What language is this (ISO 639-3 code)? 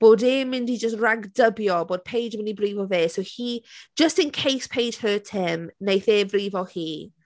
cym